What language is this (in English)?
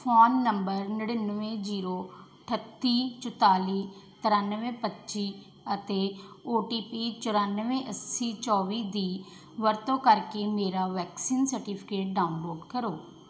Punjabi